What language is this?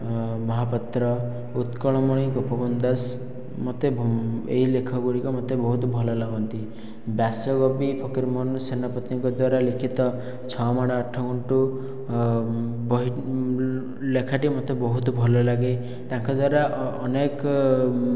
Odia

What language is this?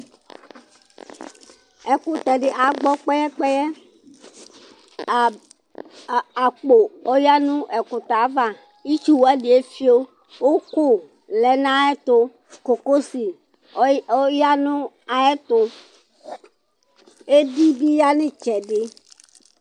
Ikposo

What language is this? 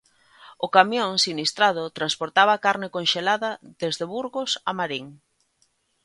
Galician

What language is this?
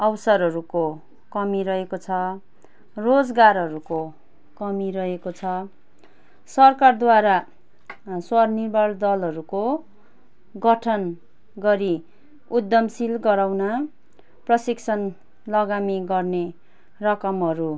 Nepali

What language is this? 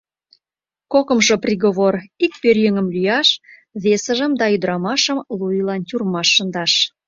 Mari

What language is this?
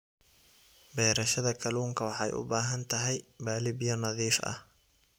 Somali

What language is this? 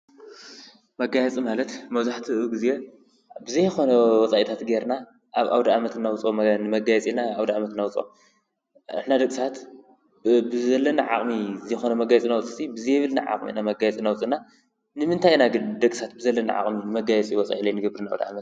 Tigrinya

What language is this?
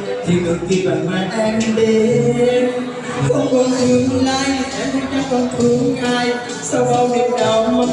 Vietnamese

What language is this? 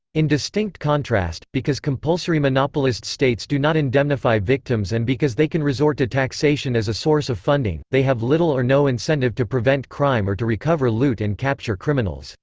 English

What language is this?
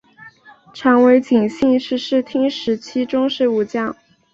Chinese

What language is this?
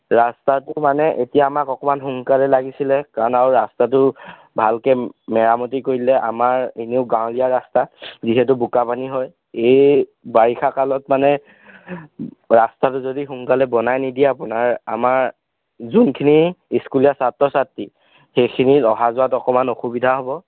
Assamese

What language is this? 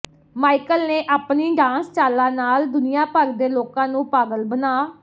Punjabi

